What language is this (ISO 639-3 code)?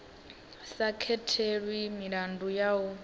ven